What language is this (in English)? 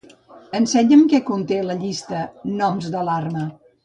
Catalan